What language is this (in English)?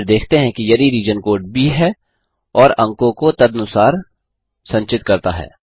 Hindi